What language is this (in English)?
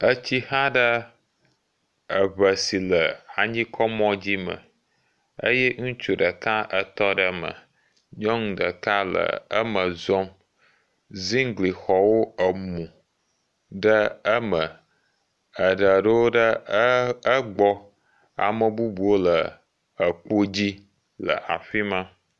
Ewe